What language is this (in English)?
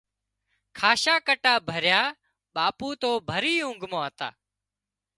Wadiyara Koli